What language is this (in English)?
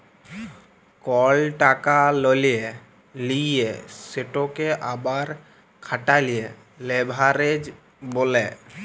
Bangla